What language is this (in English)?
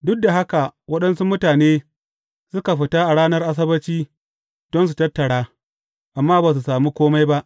Hausa